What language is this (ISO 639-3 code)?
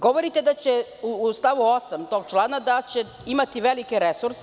srp